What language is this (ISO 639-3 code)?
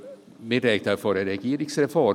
gsw